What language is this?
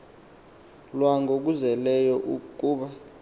Xhosa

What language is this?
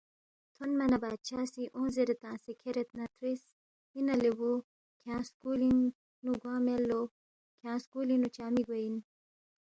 Balti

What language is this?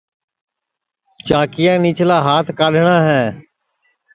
Sansi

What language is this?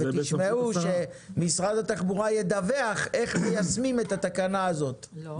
Hebrew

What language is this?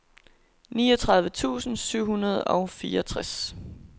Danish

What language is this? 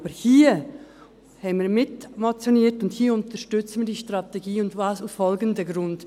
Swiss German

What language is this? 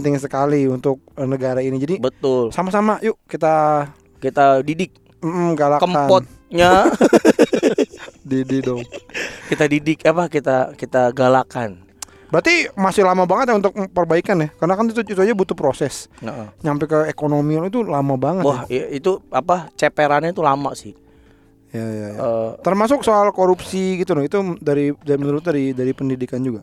Indonesian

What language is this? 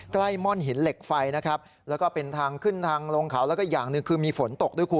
Thai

